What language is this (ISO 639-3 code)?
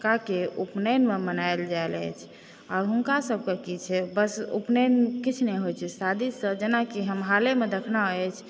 mai